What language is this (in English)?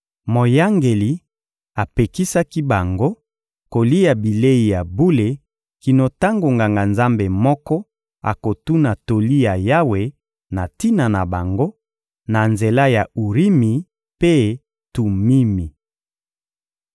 Lingala